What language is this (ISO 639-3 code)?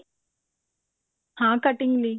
pan